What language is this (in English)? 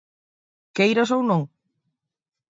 Galician